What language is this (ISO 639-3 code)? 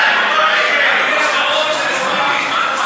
heb